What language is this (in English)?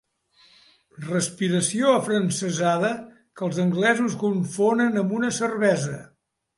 Catalan